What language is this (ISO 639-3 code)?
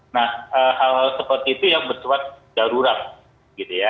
ind